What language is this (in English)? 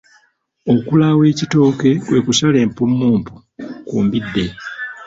Ganda